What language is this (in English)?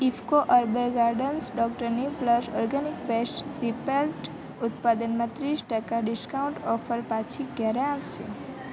Gujarati